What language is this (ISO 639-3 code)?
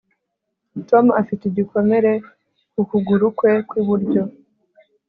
kin